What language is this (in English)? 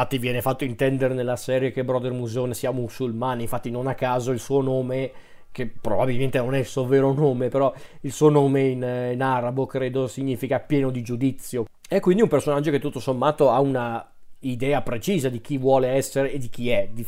Italian